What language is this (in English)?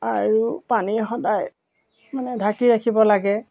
Assamese